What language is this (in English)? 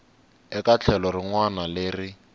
Tsonga